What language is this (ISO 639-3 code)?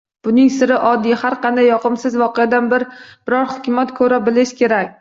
uzb